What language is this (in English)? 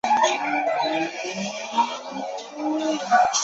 Chinese